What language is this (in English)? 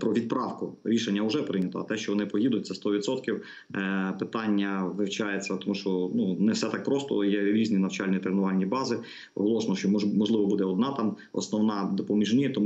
Ukrainian